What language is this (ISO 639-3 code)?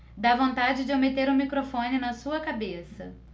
por